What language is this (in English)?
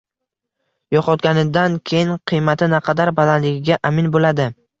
Uzbek